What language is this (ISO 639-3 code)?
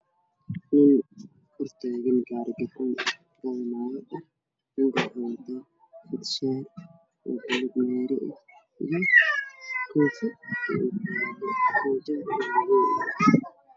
som